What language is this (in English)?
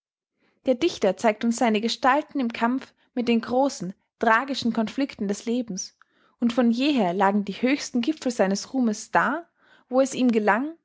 German